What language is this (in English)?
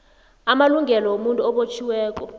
South Ndebele